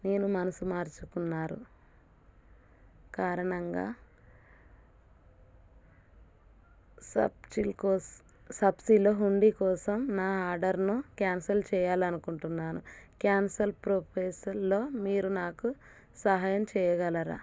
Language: Telugu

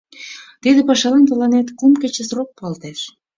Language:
Mari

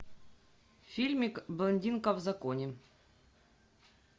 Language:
Russian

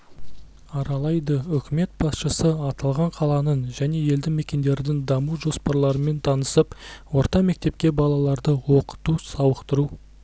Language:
Kazakh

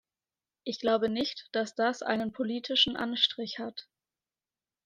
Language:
German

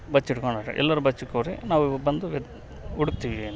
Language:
Kannada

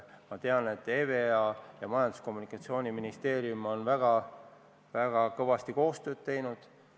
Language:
Estonian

